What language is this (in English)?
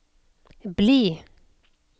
Norwegian